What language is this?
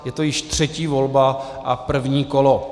Czech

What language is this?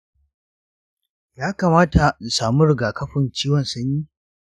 Hausa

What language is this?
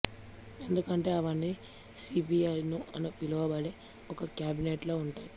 Telugu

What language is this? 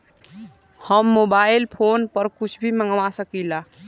Bhojpuri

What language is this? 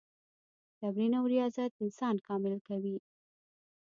Pashto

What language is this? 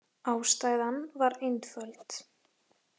Icelandic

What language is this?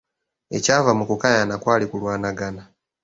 Ganda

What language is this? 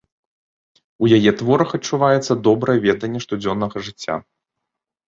Belarusian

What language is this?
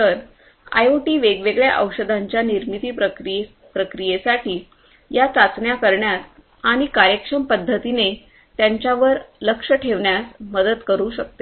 Marathi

